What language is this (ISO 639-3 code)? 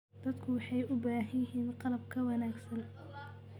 som